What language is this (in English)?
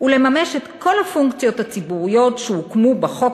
Hebrew